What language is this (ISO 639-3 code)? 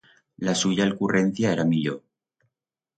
arg